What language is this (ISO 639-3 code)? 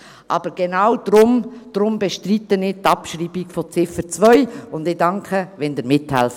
gsw